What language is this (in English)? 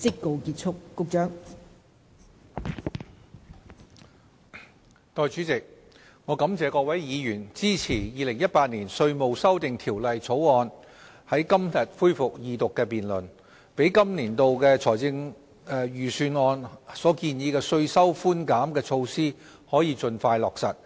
Cantonese